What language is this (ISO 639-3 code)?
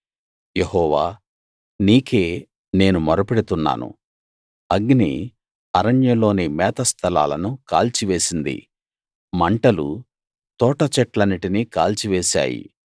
tel